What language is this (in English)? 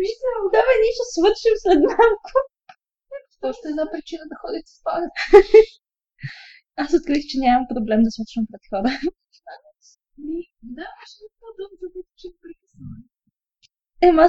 Bulgarian